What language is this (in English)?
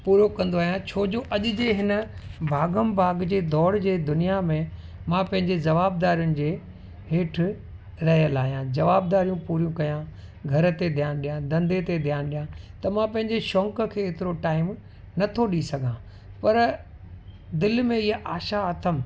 Sindhi